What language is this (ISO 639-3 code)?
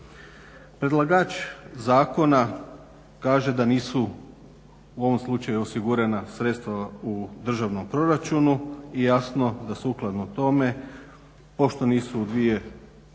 hrv